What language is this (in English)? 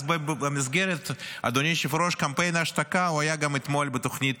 Hebrew